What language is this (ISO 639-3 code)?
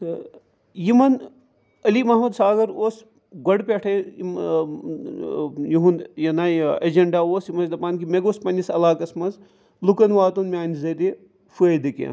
kas